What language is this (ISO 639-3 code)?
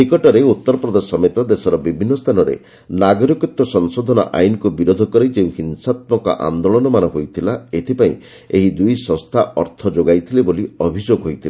ori